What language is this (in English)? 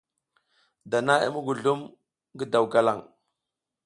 South Giziga